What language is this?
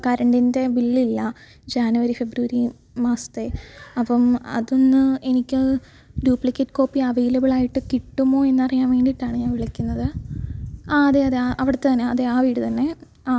Malayalam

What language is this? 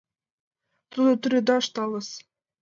Mari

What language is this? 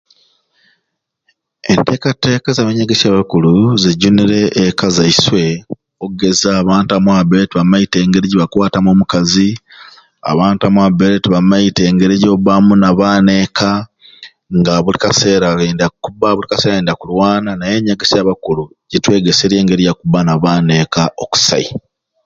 Ruuli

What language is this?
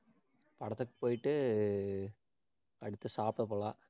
Tamil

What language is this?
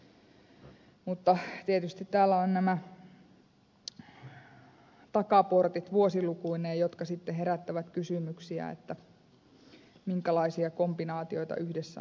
Finnish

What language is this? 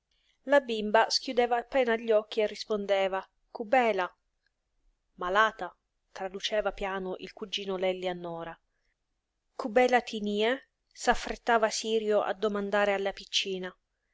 Italian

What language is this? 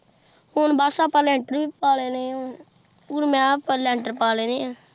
Punjabi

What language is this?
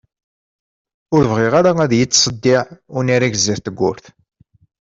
Kabyle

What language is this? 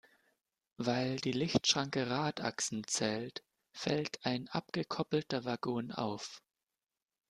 German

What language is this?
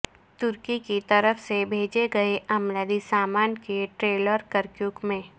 Urdu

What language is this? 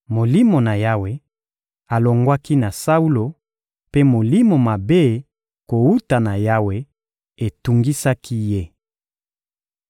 Lingala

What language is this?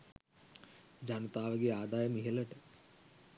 Sinhala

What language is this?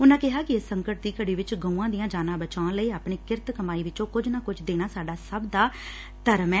Punjabi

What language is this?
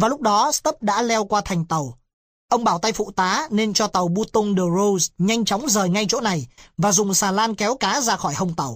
Vietnamese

